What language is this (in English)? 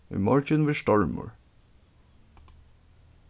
Faroese